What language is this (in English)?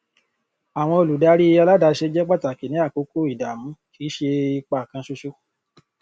Yoruba